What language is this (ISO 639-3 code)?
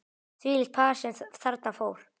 isl